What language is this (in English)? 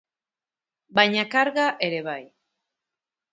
Basque